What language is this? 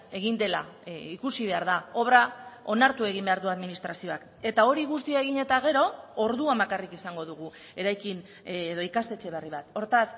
Basque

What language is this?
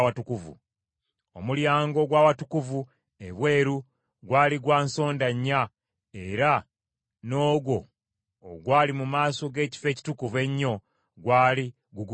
Ganda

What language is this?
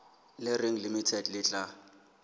Southern Sotho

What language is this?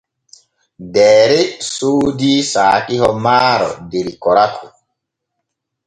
Borgu Fulfulde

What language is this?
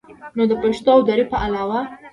Pashto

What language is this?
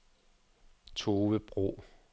Danish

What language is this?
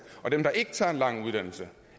Danish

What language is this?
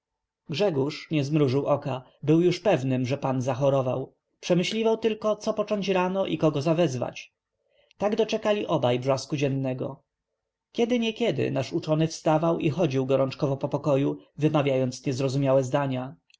Polish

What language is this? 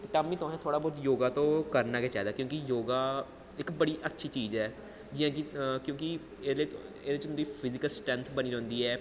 Dogri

